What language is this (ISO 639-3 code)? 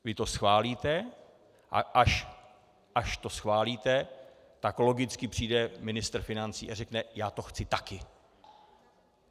ces